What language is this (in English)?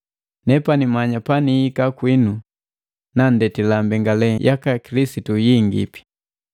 Matengo